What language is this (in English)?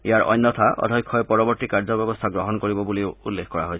Assamese